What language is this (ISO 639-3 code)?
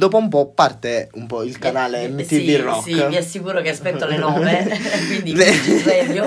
ita